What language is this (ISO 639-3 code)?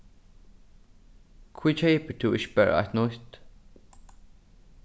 fao